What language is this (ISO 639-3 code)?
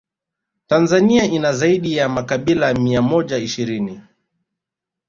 swa